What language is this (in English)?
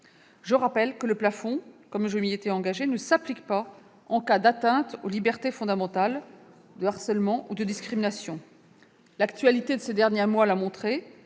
French